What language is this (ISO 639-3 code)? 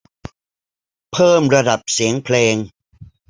tha